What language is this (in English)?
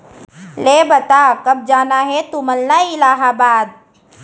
Chhattisgarhi